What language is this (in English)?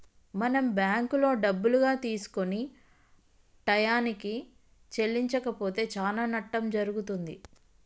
Telugu